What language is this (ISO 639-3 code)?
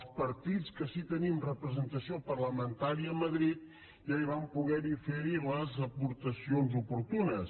cat